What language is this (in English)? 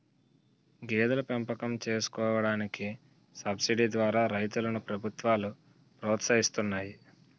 Telugu